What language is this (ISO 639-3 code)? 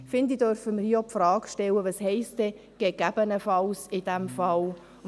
gsw